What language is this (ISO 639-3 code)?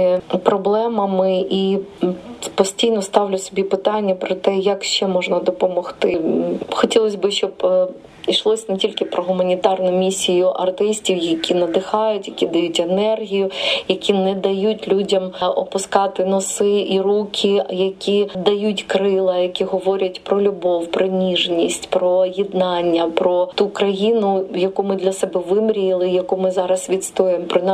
ukr